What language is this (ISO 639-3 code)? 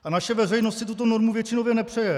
ces